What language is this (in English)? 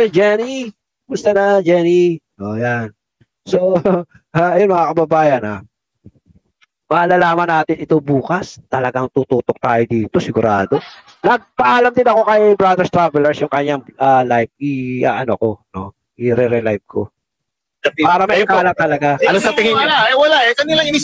Filipino